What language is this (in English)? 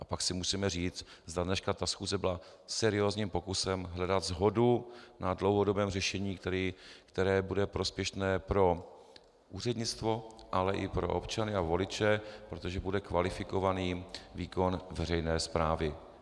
Czech